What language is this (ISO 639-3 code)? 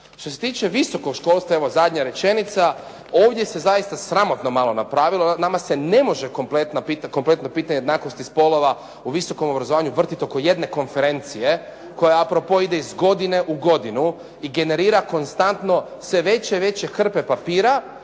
hrv